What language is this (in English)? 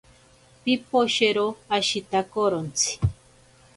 Ashéninka Perené